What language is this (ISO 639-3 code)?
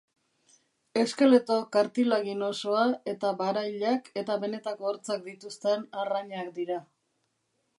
eus